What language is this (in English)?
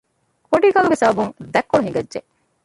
Divehi